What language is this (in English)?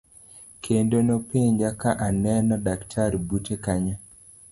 Luo (Kenya and Tanzania)